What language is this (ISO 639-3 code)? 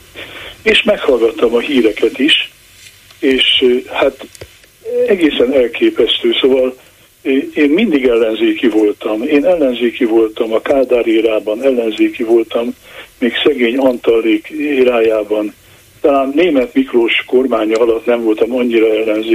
hun